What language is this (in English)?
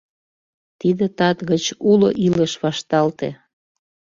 Mari